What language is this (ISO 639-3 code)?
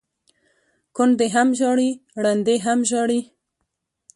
pus